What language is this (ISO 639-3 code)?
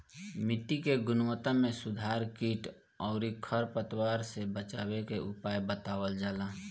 bho